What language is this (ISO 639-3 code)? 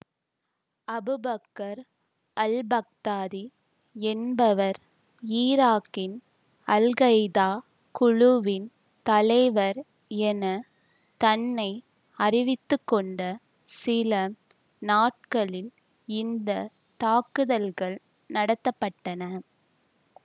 tam